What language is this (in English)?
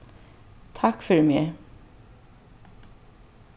Faroese